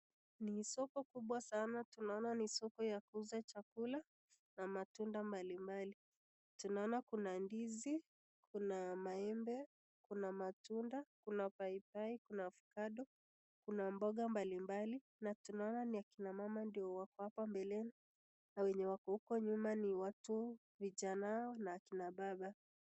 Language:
Swahili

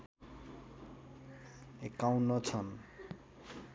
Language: Nepali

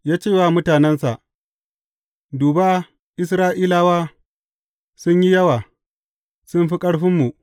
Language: Hausa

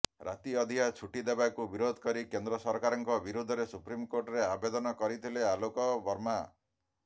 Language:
Odia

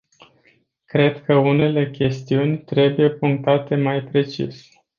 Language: Romanian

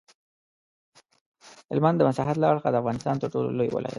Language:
Pashto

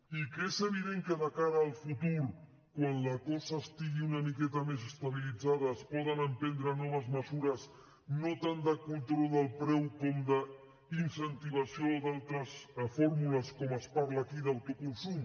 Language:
Catalan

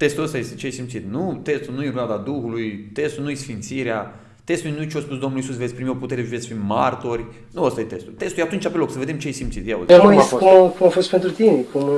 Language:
Romanian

